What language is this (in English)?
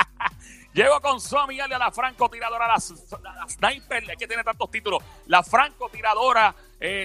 Spanish